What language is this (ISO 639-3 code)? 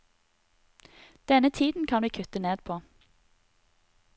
nor